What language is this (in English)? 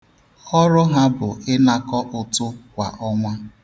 Igbo